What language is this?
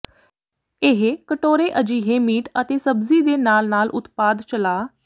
Punjabi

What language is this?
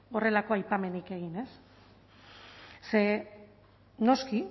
Basque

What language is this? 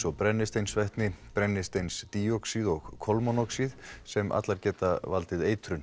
Icelandic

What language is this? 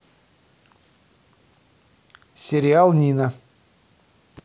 Russian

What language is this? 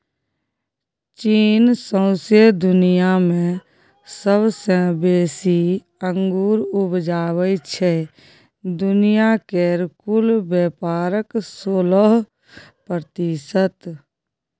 Maithili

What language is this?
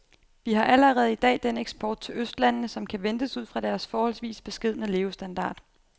Danish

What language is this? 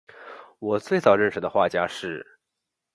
Chinese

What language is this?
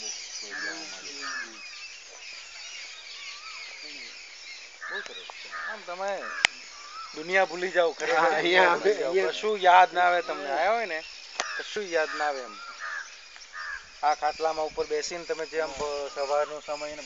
Gujarati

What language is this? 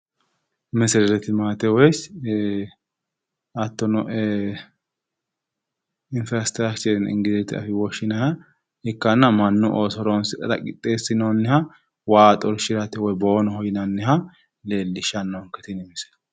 Sidamo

